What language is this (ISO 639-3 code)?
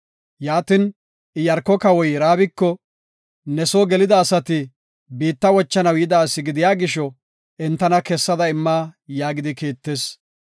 gof